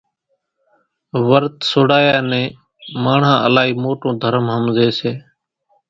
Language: Kachi Koli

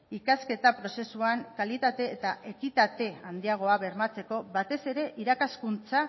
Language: Basque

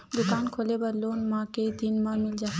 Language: Chhattisgarhi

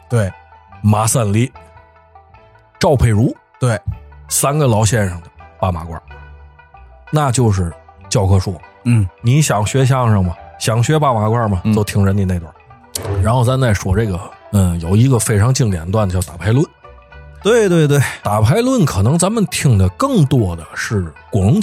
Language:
Chinese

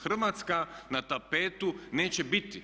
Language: Croatian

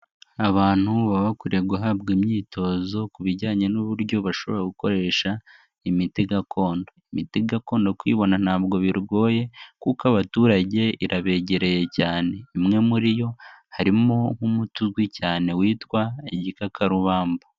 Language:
Kinyarwanda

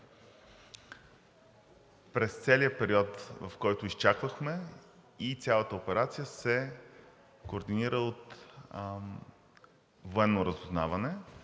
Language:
Bulgarian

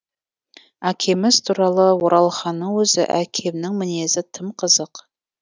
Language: Kazakh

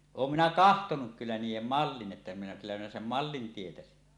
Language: Finnish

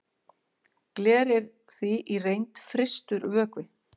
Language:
Icelandic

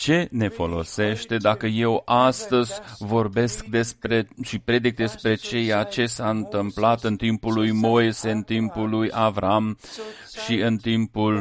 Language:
Romanian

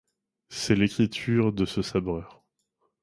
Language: French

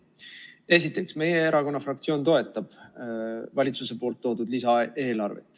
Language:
Estonian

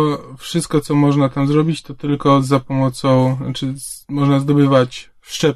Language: Polish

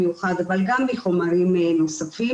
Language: Hebrew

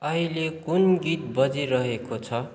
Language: Nepali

